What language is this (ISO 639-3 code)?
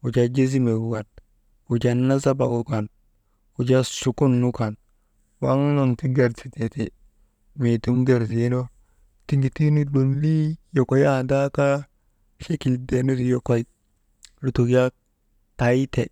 mde